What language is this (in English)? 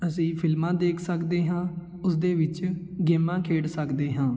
Punjabi